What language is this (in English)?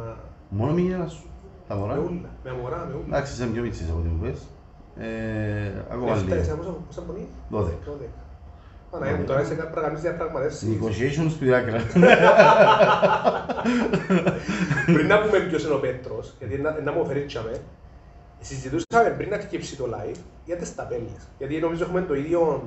Greek